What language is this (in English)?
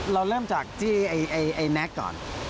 Thai